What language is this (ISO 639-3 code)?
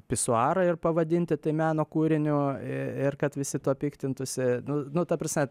lit